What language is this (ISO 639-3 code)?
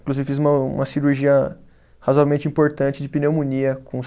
por